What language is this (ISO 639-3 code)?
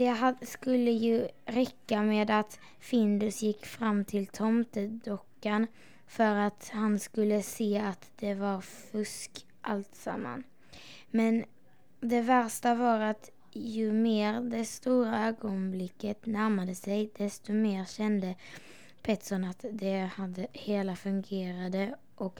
swe